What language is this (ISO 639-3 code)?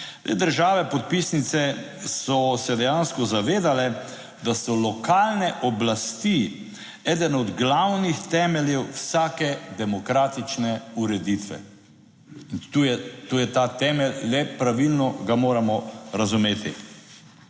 slv